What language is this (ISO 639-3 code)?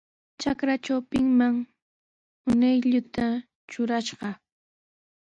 qws